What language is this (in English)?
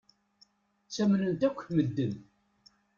Kabyle